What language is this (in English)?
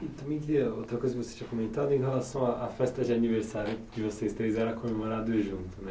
Portuguese